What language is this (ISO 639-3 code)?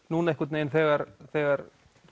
isl